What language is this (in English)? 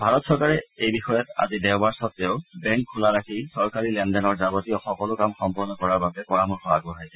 Assamese